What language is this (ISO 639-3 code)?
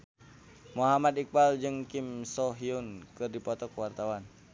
sun